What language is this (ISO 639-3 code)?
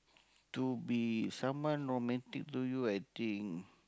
eng